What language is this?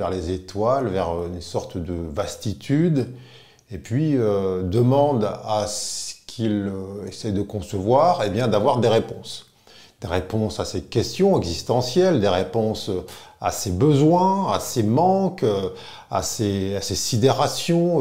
French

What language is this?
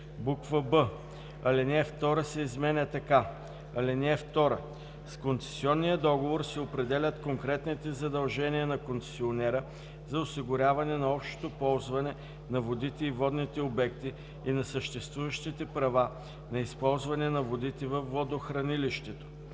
Bulgarian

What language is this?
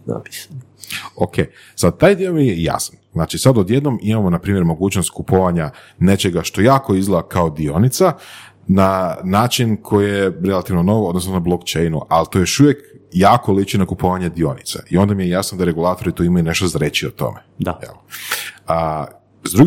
Croatian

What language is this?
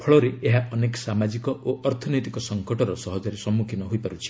Odia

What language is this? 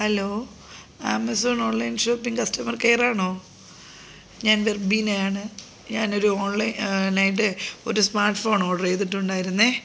Malayalam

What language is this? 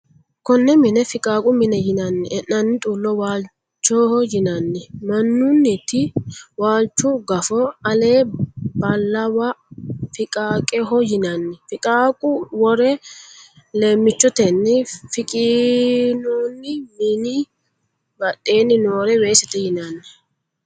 Sidamo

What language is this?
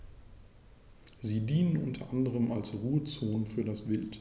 German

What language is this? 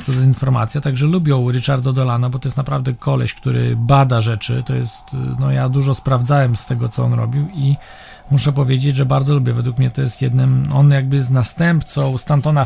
Polish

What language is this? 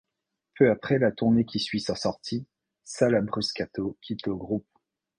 French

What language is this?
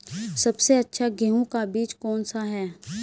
Hindi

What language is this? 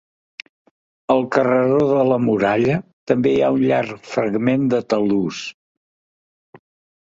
Catalan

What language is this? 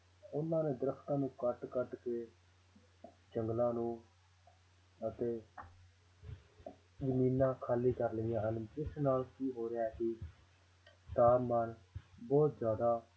Punjabi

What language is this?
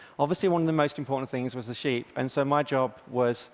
English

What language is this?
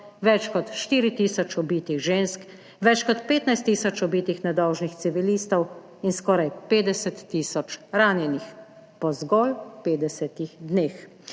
Slovenian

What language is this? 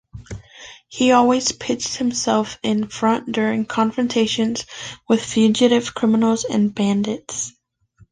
English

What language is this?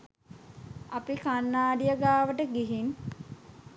Sinhala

